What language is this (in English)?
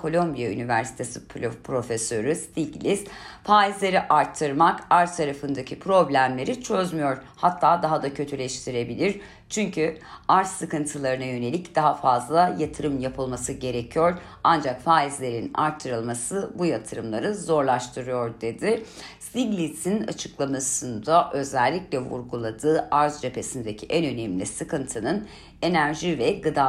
Turkish